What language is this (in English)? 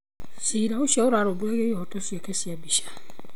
Kikuyu